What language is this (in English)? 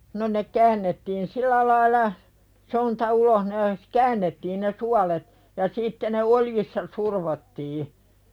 Finnish